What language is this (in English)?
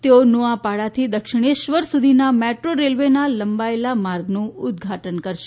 Gujarati